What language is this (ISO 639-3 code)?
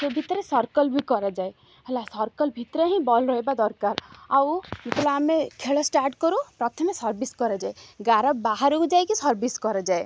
ori